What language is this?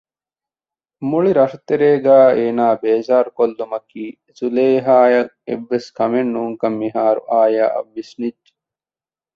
Divehi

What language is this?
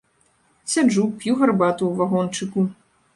Belarusian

